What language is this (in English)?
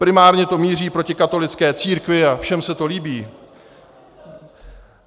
Czech